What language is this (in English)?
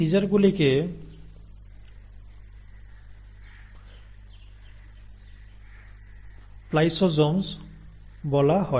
Bangla